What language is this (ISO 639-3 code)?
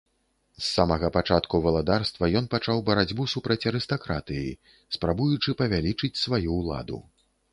bel